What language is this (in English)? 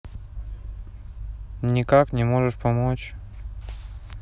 Russian